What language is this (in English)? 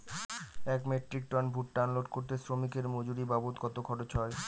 Bangla